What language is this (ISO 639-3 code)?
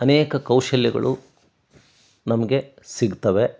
kan